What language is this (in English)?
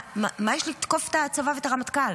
Hebrew